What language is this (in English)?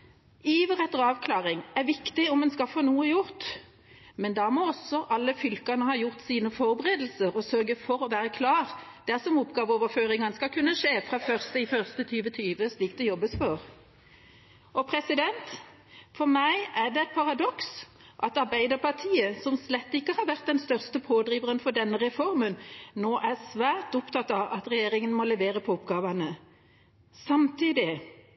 Norwegian Bokmål